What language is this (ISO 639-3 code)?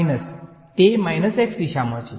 guj